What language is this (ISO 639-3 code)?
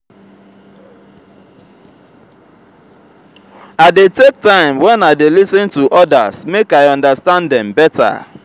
pcm